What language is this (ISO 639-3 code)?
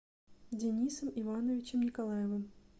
rus